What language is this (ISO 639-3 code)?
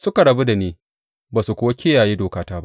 hau